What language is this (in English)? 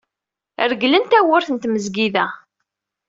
Kabyle